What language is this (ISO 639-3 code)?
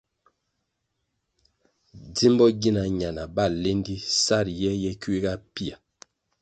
nmg